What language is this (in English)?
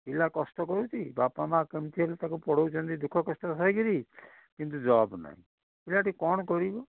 Odia